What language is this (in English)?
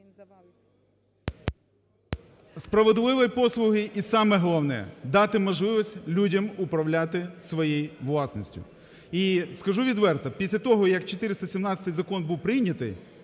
Ukrainian